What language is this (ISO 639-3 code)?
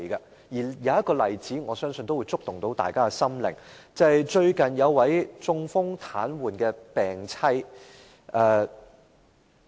yue